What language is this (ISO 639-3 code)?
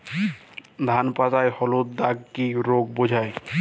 ben